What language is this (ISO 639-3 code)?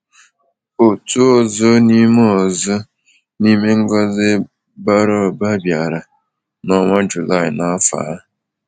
ibo